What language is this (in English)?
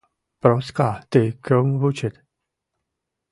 Mari